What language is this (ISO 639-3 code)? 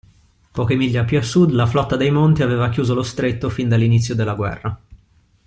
ita